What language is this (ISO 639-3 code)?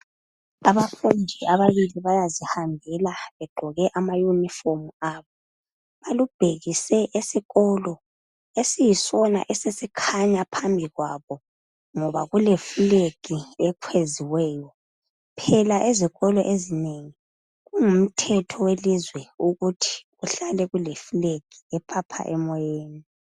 nde